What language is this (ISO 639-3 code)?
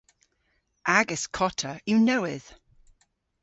cor